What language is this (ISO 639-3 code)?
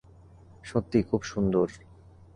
ben